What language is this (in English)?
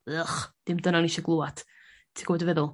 Welsh